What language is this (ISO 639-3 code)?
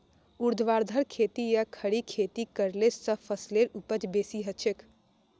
mag